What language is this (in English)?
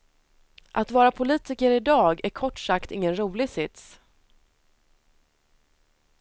Swedish